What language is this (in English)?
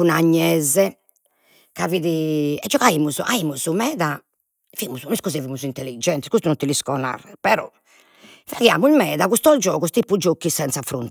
Sardinian